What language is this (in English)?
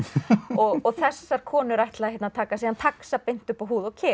Icelandic